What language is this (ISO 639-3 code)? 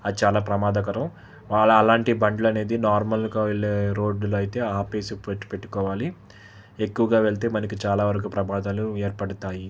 tel